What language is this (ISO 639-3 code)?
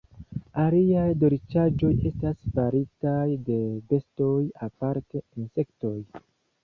epo